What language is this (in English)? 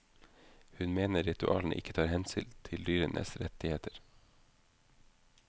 Norwegian